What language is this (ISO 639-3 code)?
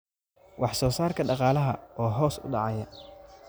som